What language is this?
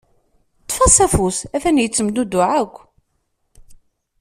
Kabyle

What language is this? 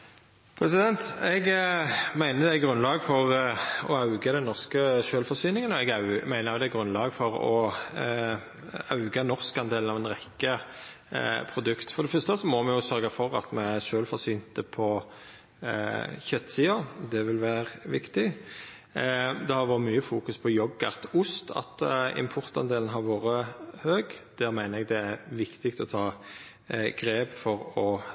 Norwegian Nynorsk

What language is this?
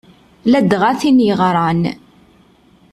Kabyle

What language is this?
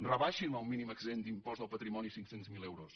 Catalan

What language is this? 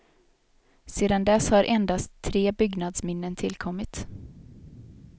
Swedish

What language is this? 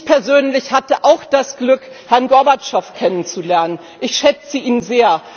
German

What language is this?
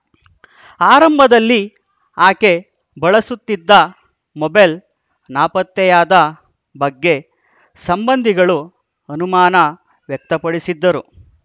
Kannada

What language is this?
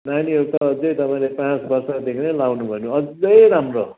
Nepali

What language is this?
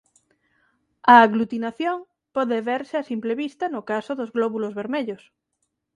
Galician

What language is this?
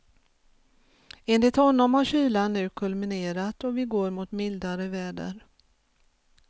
Swedish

